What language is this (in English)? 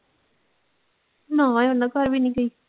Punjabi